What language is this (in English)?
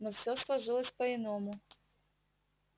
Russian